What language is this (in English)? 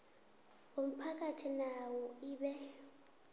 South Ndebele